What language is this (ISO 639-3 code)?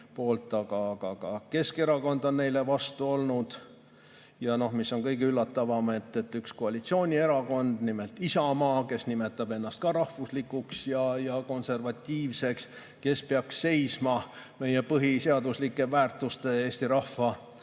est